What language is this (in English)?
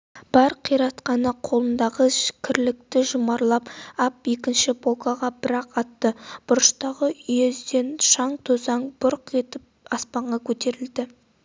Kazakh